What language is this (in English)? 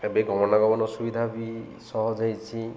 Odia